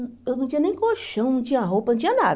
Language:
Portuguese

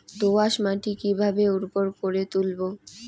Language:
Bangla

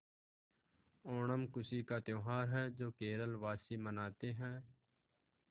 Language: Hindi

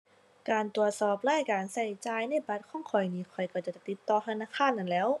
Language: Thai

